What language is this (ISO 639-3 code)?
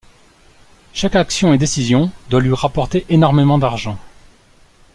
fra